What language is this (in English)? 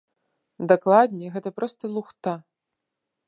Belarusian